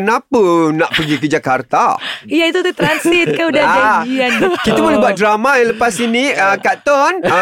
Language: Malay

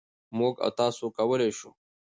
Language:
Pashto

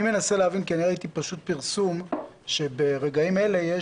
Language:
Hebrew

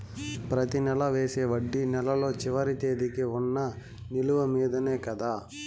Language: Telugu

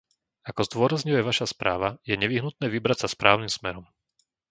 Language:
Slovak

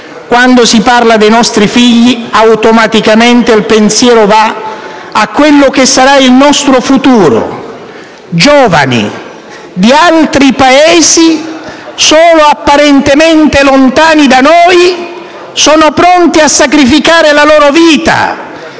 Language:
Italian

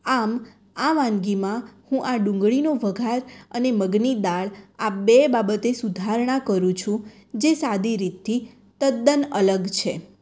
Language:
Gujarati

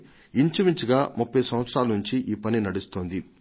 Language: Telugu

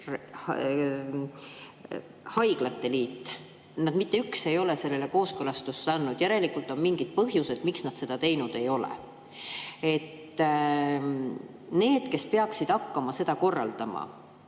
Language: Estonian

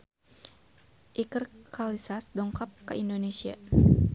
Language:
Sundanese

